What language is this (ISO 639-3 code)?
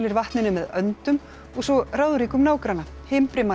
isl